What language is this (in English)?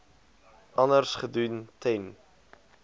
Afrikaans